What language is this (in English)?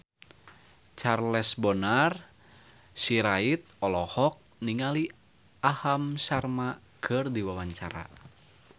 Sundanese